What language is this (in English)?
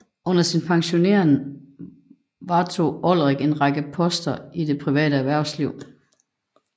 Danish